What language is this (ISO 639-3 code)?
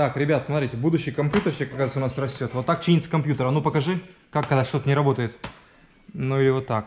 rus